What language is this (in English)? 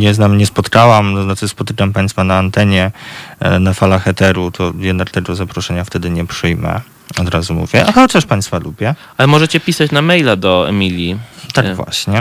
Polish